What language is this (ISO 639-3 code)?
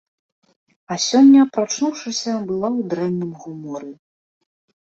bel